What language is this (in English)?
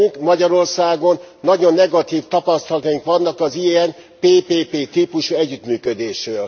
Hungarian